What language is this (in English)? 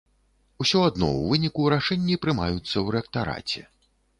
Belarusian